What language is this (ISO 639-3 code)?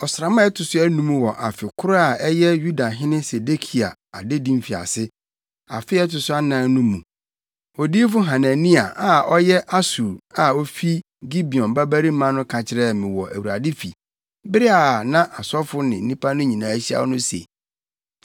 aka